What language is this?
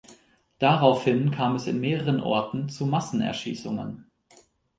German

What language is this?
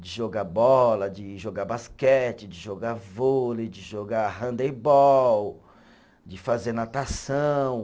Portuguese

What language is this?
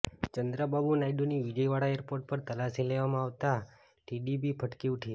Gujarati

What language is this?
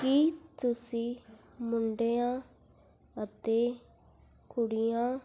Punjabi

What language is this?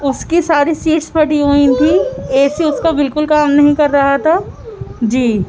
Urdu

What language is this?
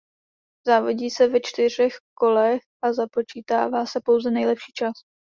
Czech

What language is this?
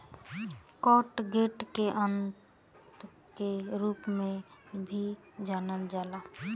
Bhojpuri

